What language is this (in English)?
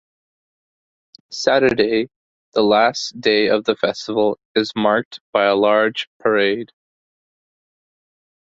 English